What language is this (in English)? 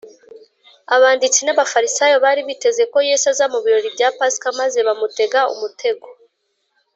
Kinyarwanda